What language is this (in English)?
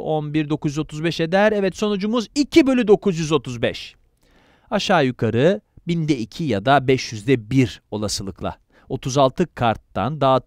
Turkish